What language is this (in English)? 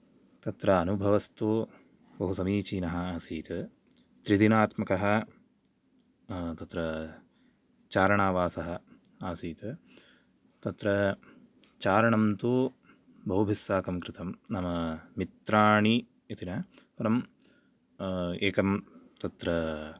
Sanskrit